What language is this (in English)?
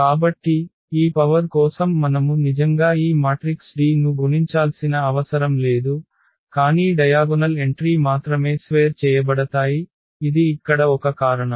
Telugu